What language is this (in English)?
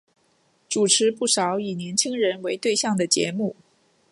Chinese